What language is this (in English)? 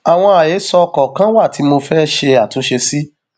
Yoruba